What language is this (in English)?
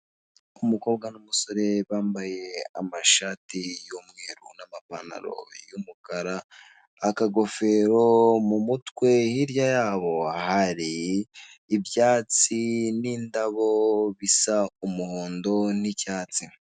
Kinyarwanda